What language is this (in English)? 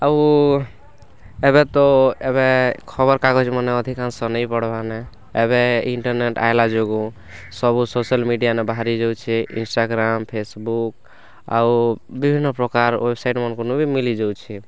Odia